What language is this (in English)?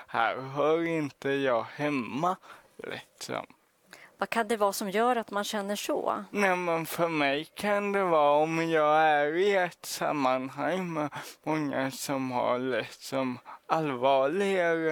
Swedish